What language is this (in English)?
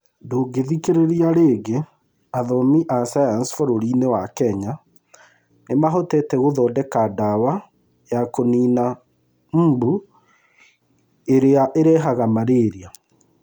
Kikuyu